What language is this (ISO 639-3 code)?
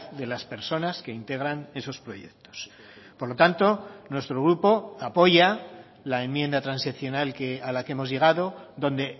spa